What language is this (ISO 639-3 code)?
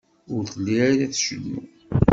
kab